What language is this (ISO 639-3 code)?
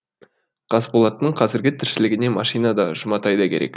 kaz